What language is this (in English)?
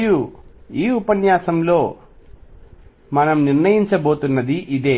Telugu